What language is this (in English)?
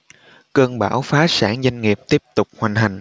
Vietnamese